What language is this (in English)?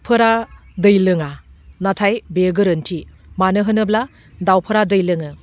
Bodo